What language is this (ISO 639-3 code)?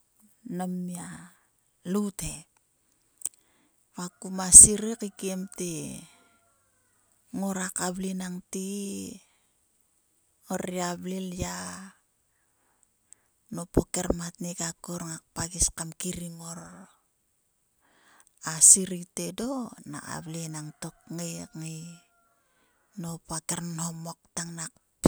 sua